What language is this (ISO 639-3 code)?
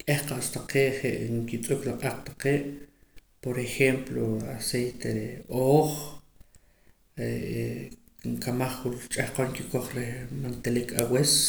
poc